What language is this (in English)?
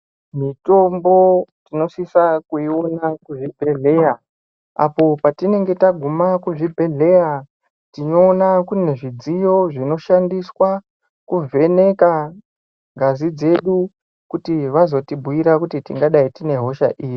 Ndau